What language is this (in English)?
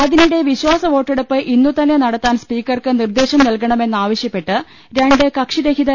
Malayalam